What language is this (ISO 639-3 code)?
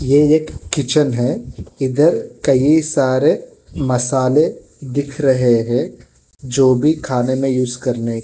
hin